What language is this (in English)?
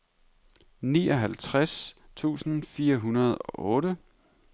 Danish